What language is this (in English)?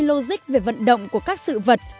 Vietnamese